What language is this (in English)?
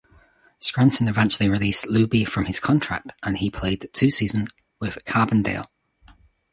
English